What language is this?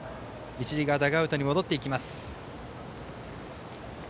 Japanese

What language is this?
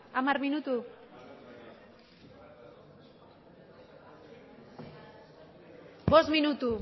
Basque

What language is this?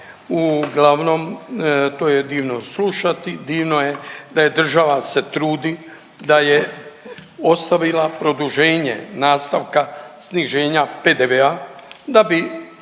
Croatian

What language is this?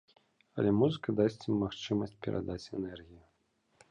Belarusian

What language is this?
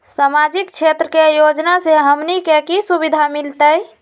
Magahi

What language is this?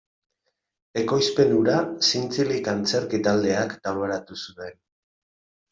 Basque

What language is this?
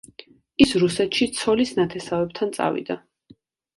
Georgian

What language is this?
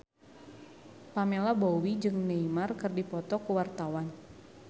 Sundanese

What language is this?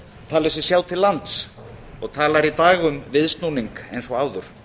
Icelandic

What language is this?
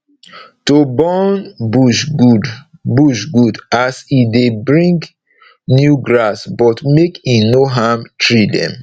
Nigerian Pidgin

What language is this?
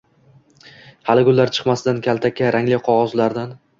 Uzbek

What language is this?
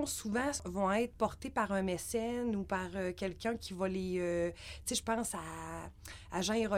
French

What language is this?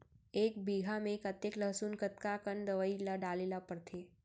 Chhattisgarhi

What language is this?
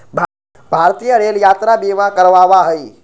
Magahi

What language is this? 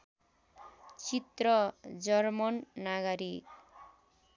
Nepali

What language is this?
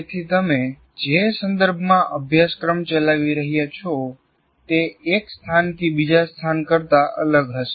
Gujarati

